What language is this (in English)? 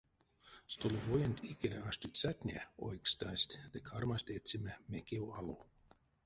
Erzya